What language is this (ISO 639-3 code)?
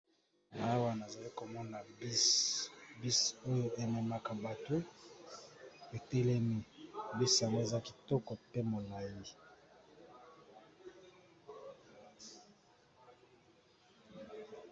lin